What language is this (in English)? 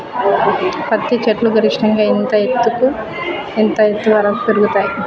Telugu